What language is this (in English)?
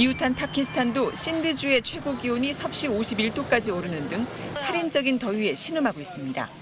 Korean